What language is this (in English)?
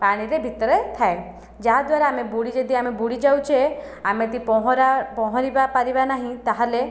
Odia